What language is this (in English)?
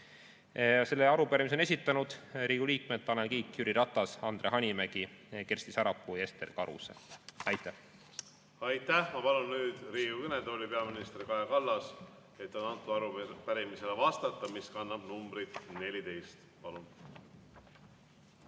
Estonian